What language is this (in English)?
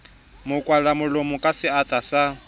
Southern Sotho